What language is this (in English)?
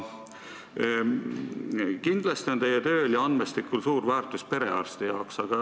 Estonian